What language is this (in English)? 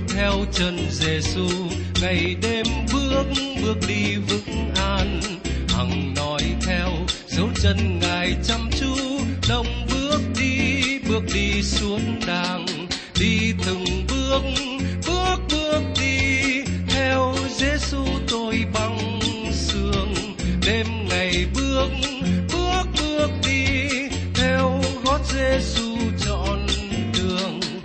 Vietnamese